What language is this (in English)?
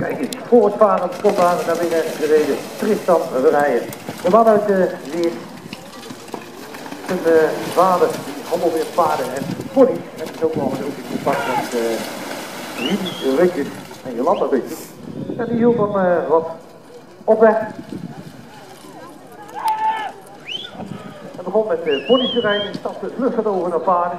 Dutch